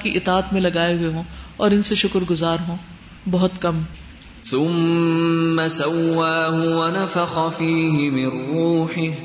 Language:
Urdu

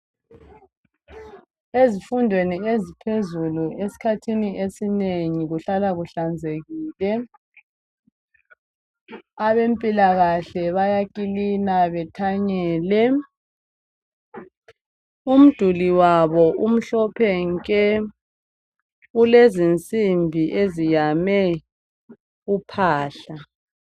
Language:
North Ndebele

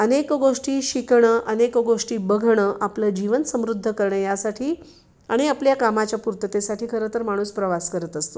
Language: Marathi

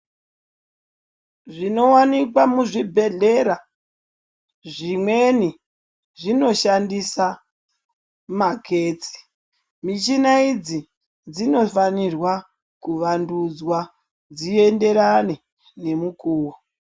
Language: Ndau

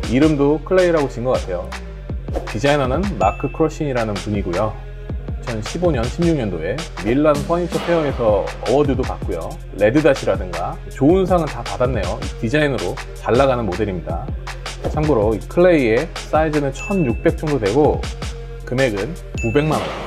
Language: Korean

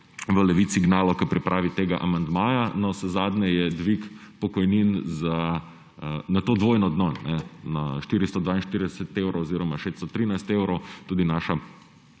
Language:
Slovenian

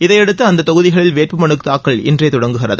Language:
Tamil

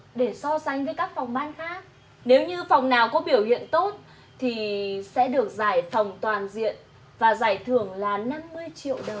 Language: Vietnamese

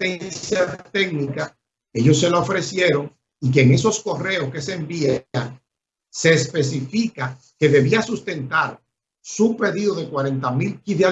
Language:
Spanish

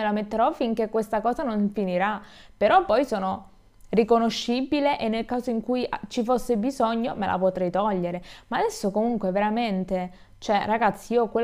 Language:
Italian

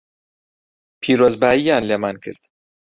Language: Central Kurdish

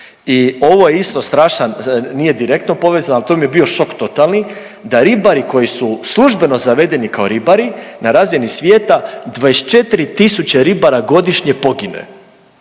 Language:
Croatian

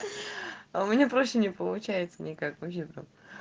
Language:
Russian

